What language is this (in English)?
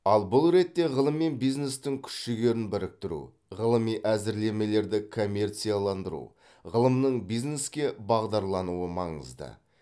Kazakh